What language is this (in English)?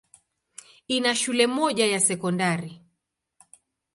Swahili